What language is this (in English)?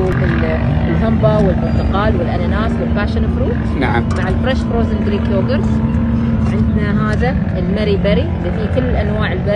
Arabic